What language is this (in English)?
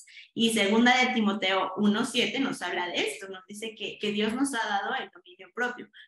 Spanish